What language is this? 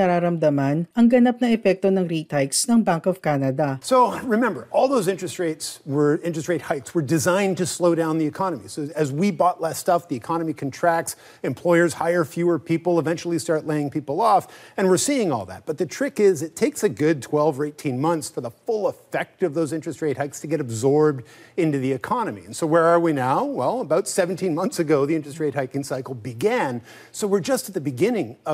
Filipino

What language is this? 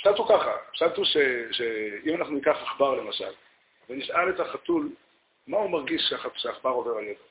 Hebrew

